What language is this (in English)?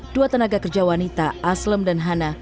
Indonesian